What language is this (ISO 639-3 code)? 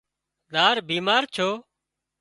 kxp